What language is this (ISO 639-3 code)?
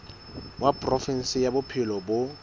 sot